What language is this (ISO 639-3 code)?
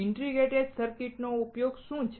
guj